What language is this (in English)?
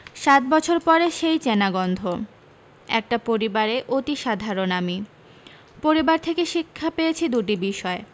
Bangla